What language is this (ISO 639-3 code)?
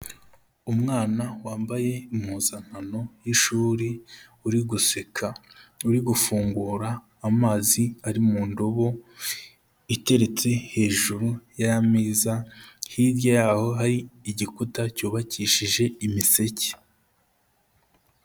kin